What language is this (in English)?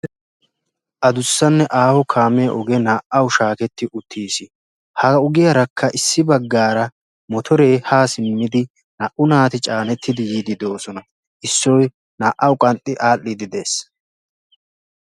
Wolaytta